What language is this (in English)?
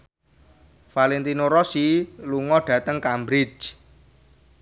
Javanese